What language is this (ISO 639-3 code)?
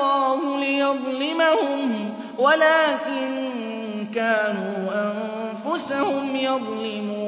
ara